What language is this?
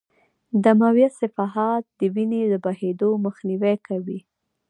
Pashto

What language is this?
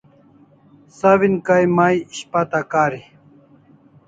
Kalasha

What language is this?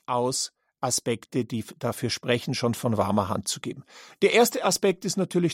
German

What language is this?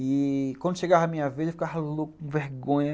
Portuguese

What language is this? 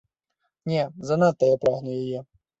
Belarusian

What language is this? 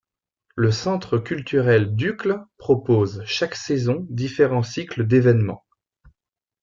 French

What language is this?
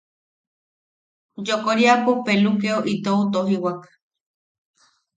Yaqui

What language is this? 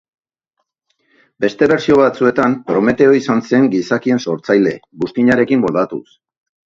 Basque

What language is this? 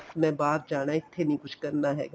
Punjabi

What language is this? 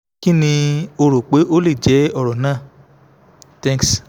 Yoruba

